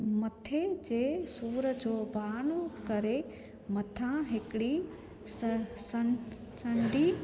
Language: Sindhi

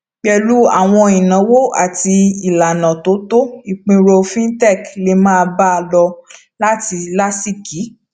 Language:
Yoruba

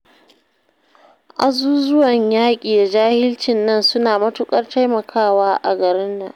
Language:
Hausa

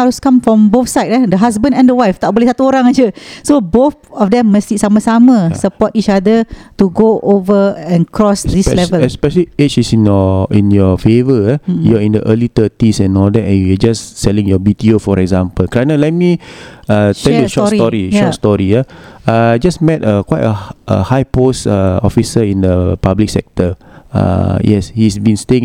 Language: Malay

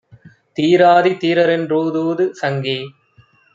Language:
Tamil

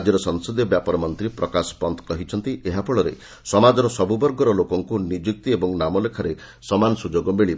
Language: Odia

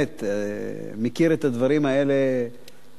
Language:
Hebrew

